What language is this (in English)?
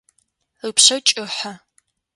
Adyghe